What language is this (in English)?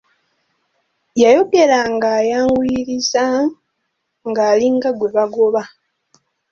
Ganda